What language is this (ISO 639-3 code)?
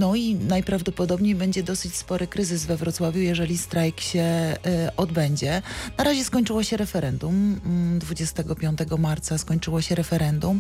pol